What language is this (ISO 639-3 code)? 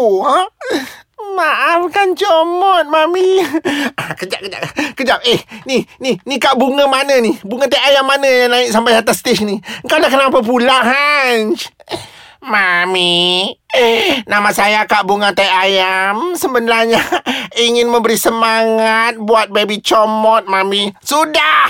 msa